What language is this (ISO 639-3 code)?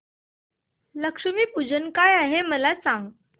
mar